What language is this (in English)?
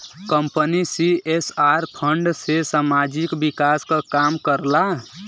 Bhojpuri